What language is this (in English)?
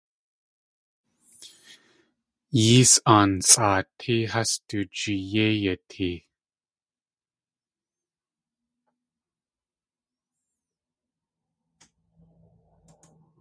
Tlingit